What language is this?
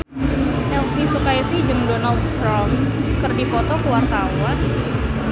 Sundanese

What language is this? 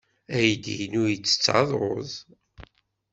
Kabyle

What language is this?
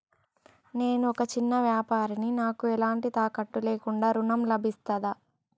Telugu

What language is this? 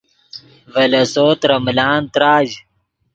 Yidgha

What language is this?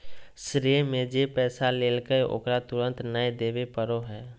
Magahi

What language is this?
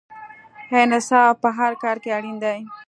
Pashto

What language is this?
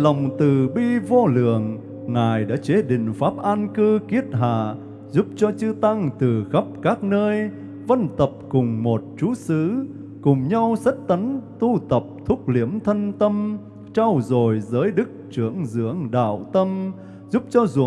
Vietnamese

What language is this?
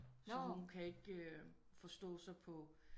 Danish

